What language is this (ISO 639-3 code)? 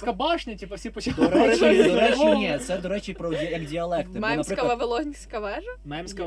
ukr